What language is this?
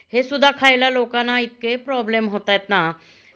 Marathi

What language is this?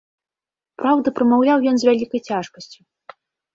Belarusian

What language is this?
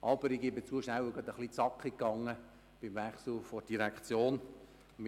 Swiss German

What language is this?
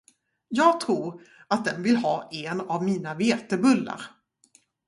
Swedish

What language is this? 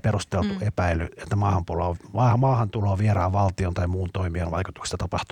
Finnish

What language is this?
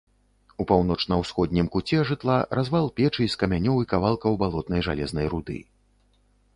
Belarusian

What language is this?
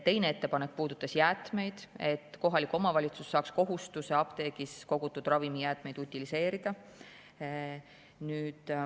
Estonian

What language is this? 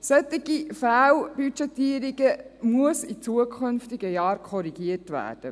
Swiss German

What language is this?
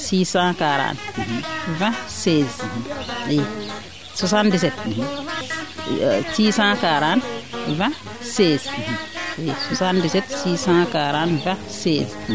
Serer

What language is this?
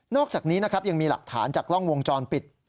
Thai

